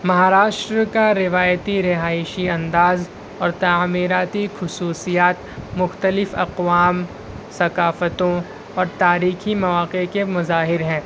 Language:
Urdu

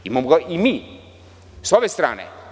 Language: Serbian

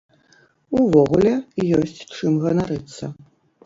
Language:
Belarusian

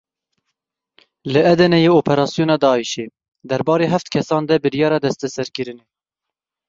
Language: Kurdish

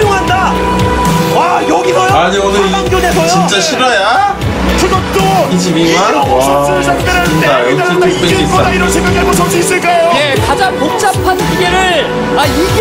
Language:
Korean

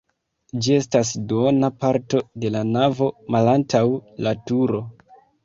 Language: Esperanto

